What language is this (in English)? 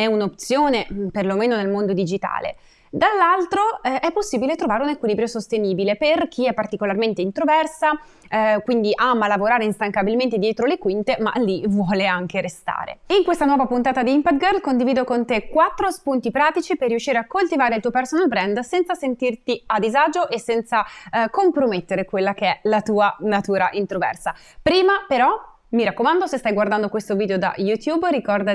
Italian